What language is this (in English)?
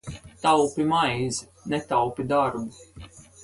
Latvian